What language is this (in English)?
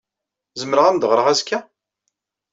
Kabyle